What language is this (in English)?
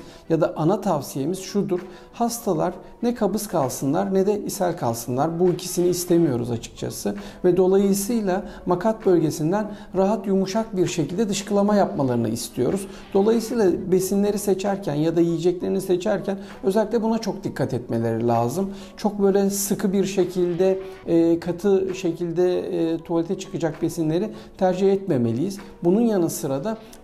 Turkish